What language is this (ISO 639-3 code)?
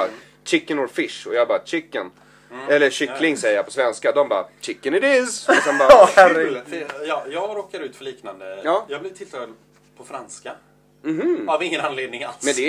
swe